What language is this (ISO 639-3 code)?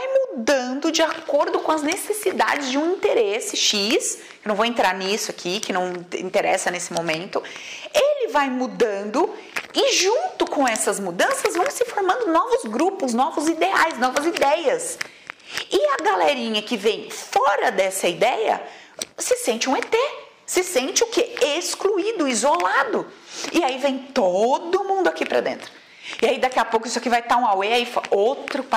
por